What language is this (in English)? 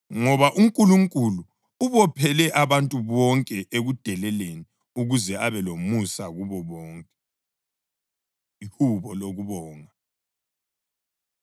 North Ndebele